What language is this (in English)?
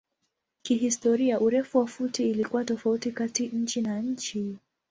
Swahili